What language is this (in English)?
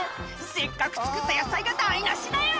Japanese